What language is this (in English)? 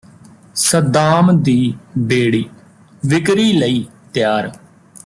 Punjabi